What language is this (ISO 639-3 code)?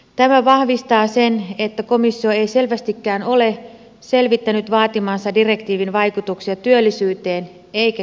fin